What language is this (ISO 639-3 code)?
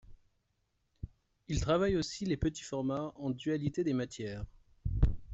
fra